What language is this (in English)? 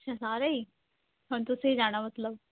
Punjabi